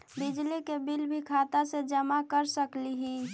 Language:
Magahi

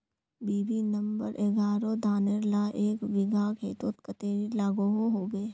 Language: Magahi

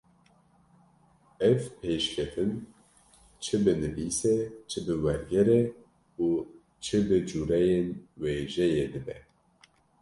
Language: Kurdish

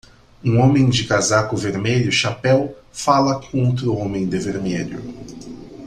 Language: Portuguese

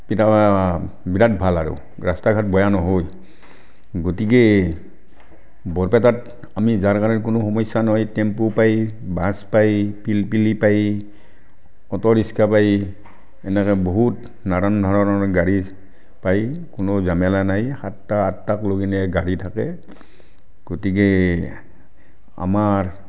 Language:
Assamese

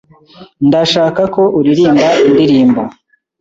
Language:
Kinyarwanda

